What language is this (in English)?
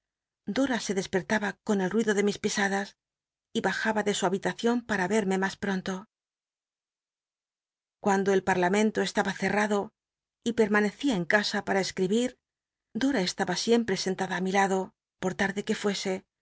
Spanish